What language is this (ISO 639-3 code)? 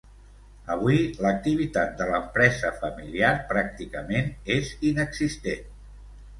cat